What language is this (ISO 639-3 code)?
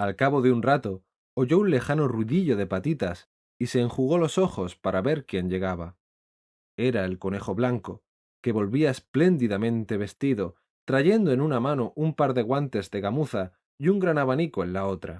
spa